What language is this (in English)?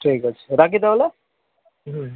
Bangla